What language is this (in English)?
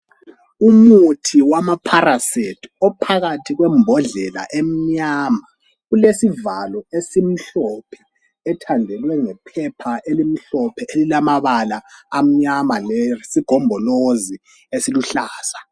North Ndebele